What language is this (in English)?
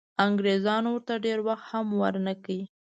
Pashto